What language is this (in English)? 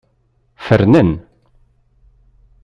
Kabyle